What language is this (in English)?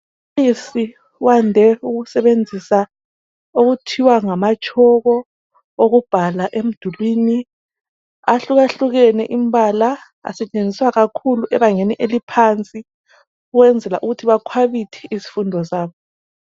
North Ndebele